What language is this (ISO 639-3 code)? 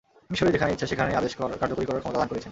ben